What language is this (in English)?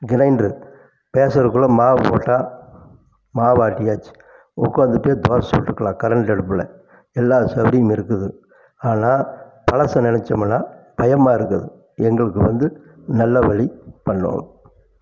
Tamil